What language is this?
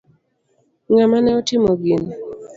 Luo (Kenya and Tanzania)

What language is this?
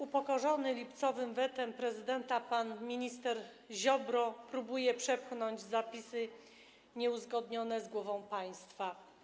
Polish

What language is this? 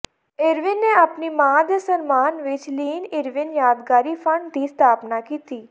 Punjabi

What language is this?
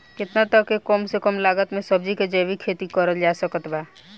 Bhojpuri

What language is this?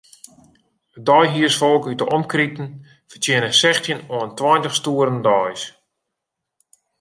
Western Frisian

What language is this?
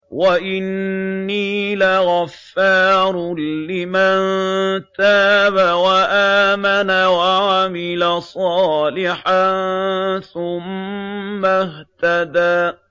Arabic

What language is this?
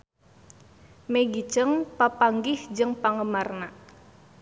Sundanese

